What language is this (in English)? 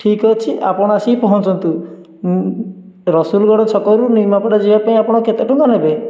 Odia